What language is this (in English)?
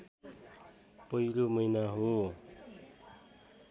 Nepali